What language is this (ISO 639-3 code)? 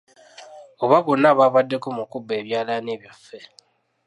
lug